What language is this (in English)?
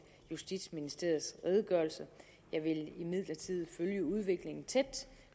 Danish